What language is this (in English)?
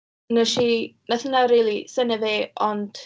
Welsh